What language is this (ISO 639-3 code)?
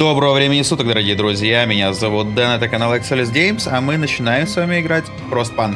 rus